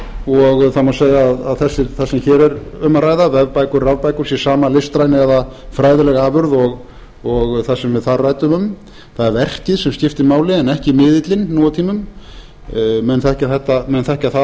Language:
Icelandic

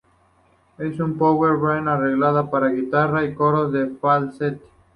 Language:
Spanish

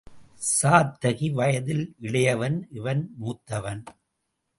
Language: Tamil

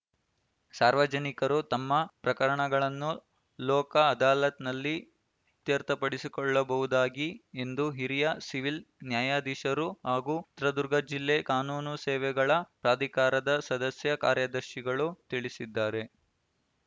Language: Kannada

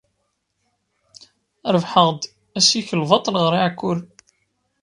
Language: Kabyle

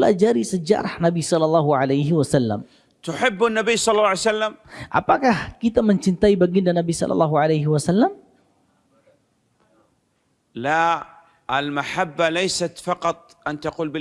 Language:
Indonesian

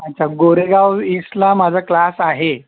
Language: Marathi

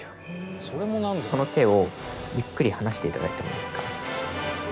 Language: Japanese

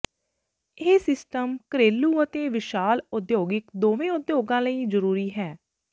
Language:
Punjabi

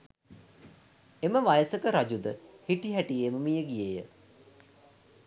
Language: Sinhala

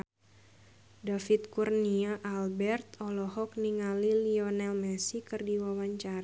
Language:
Sundanese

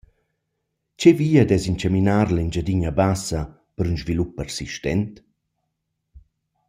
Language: Romansh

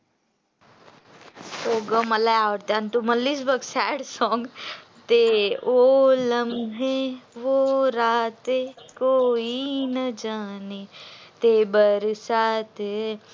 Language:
Marathi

